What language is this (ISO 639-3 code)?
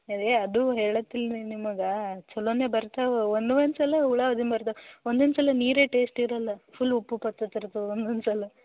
kan